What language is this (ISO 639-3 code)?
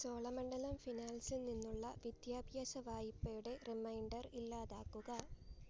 mal